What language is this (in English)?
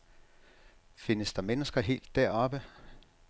Danish